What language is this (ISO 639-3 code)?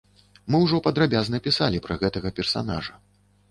bel